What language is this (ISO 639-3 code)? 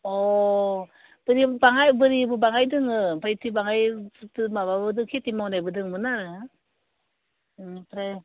brx